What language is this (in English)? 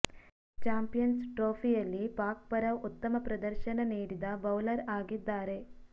Kannada